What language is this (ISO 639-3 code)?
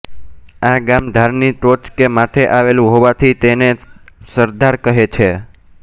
guj